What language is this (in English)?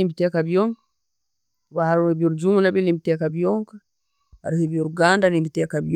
Tooro